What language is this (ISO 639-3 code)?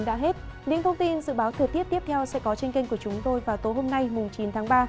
vie